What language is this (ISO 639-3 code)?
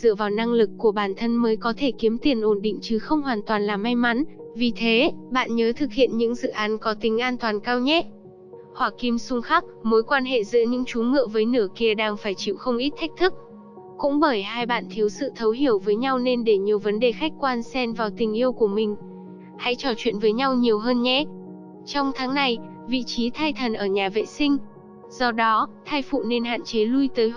vie